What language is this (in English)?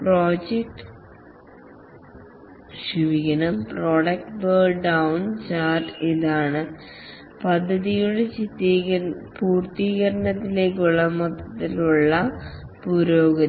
Malayalam